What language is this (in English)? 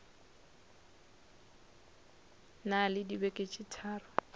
Northern Sotho